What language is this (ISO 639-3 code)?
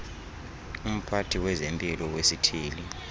xho